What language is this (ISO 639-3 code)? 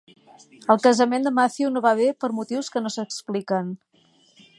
cat